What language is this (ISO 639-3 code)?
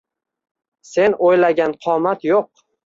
uzb